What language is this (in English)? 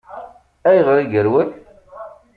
Kabyle